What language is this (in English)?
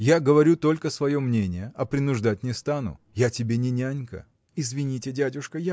Russian